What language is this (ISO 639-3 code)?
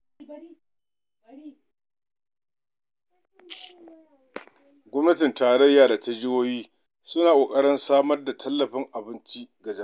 hau